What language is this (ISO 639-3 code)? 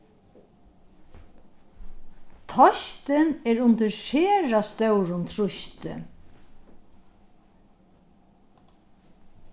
fao